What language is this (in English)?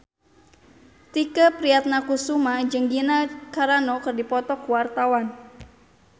Sundanese